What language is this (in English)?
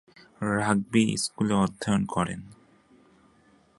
Bangla